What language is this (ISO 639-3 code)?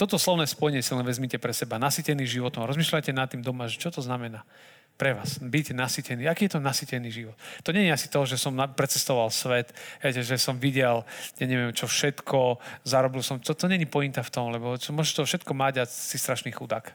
slk